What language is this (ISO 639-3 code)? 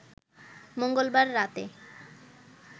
ben